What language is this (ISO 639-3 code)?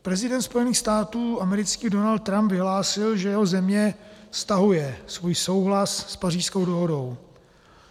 ces